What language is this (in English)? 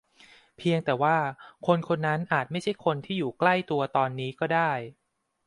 Thai